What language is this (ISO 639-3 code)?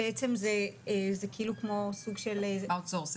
heb